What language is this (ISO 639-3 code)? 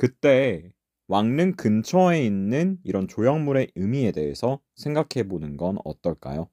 kor